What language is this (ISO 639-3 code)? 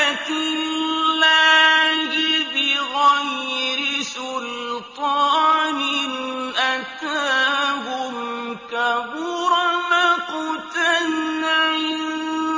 ara